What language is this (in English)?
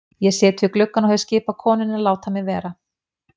Icelandic